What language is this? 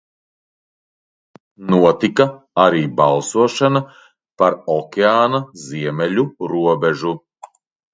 Latvian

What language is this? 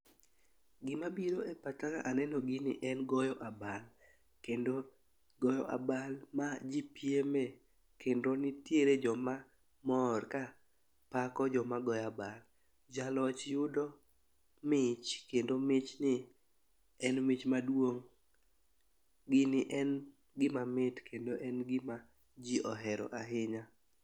Luo (Kenya and Tanzania)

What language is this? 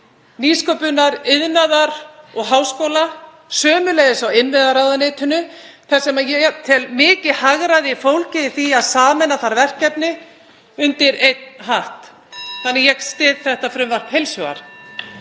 Icelandic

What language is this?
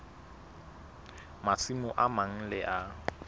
Southern Sotho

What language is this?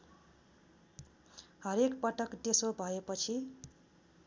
Nepali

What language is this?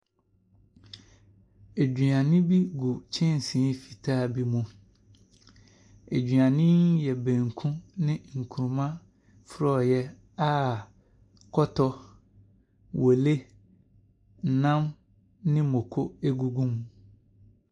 Akan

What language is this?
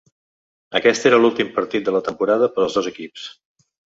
Catalan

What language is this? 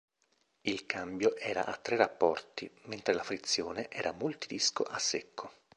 Italian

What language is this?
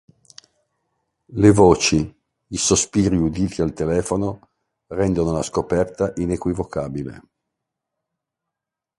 Italian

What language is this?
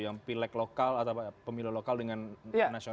Indonesian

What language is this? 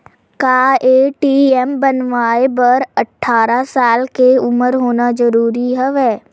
Chhattisgarhi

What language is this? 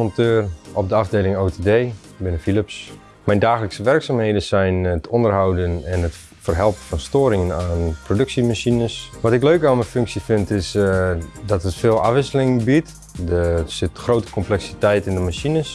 Dutch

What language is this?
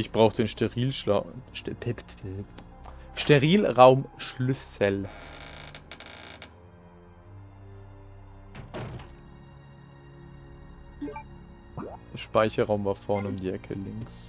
German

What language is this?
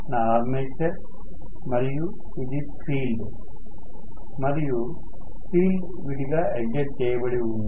Telugu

